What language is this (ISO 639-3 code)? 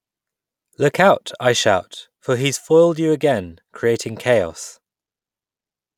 eng